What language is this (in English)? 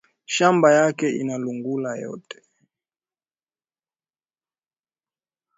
Swahili